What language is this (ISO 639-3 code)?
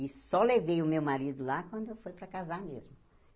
por